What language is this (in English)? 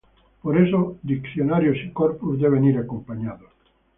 Spanish